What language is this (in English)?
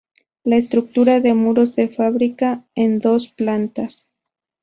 Spanish